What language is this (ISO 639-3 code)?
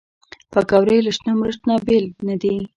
pus